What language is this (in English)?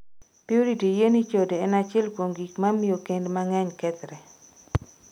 Luo (Kenya and Tanzania)